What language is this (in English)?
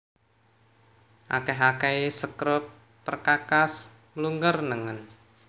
Javanese